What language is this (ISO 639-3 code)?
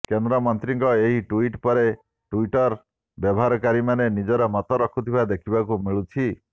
ori